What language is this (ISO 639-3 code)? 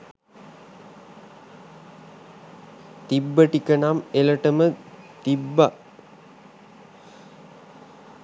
sin